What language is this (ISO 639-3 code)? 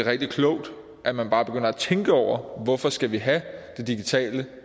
dan